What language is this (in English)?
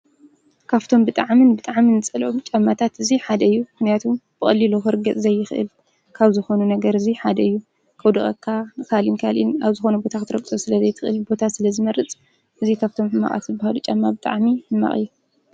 Tigrinya